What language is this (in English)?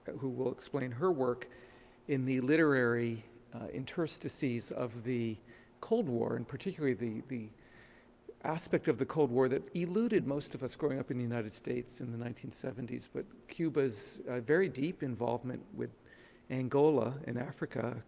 English